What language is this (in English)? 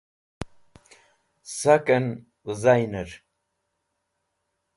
Wakhi